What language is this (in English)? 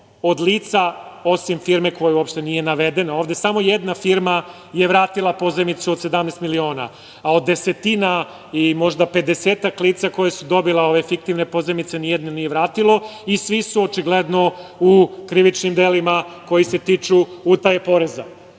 Serbian